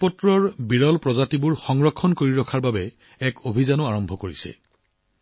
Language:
Assamese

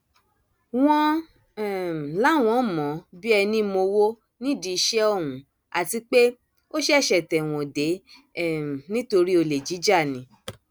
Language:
Yoruba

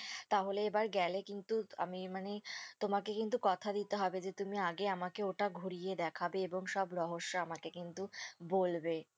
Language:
Bangla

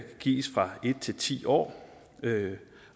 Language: Danish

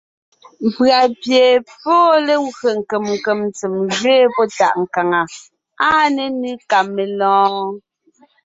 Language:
Ngiemboon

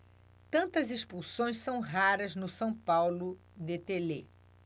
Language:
Portuguese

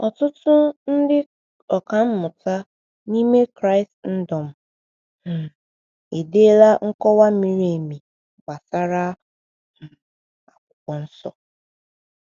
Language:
Igbo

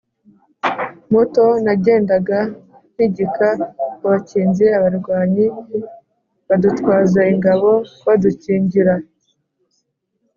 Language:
Kinyarwanda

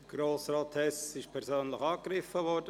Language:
Swiss German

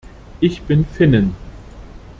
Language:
German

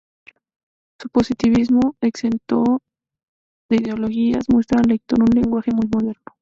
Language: Spanish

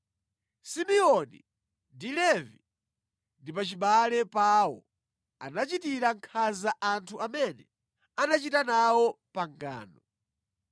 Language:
Nyanja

